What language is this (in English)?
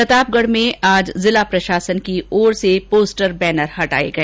Hindi